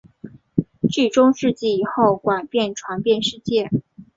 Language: Chinese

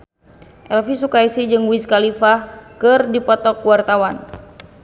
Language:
Sundanese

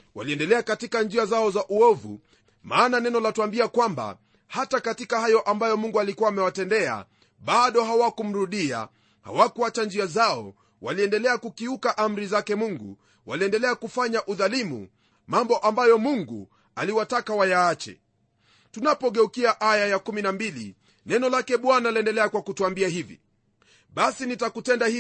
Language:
Swahili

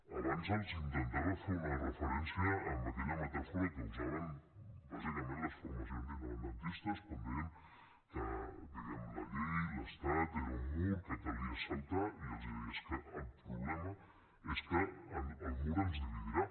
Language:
Catalan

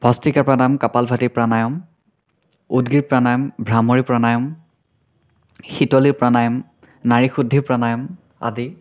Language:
Assamese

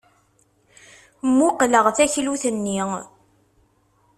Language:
Kabyle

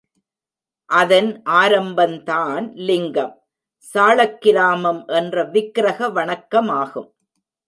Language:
Tamil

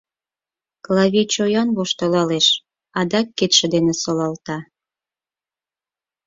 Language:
Mari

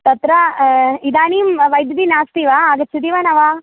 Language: Sanskrit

